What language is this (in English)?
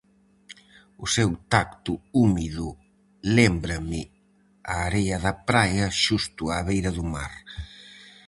Galician